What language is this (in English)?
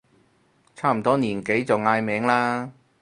Cantonese